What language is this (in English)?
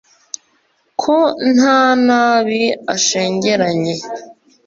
Kinyarwanda